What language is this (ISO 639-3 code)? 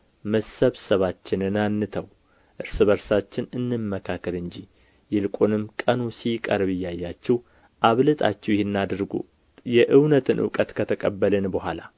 amh